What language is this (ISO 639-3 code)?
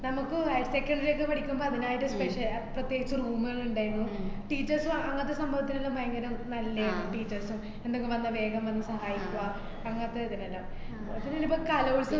mal